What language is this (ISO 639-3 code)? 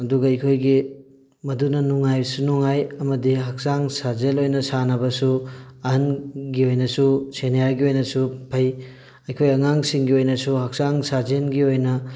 mni